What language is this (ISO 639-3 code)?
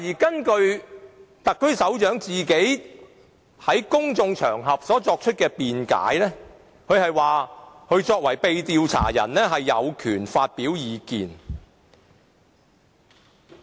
yue